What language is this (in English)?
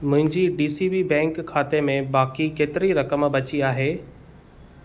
Sindhi